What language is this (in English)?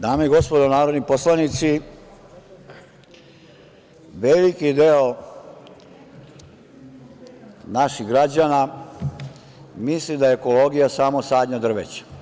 Serbian